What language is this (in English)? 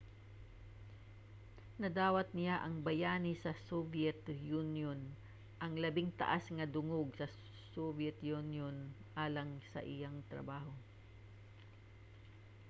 Cebuano